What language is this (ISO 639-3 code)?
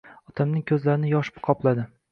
uzb